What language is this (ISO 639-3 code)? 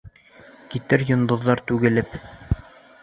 bak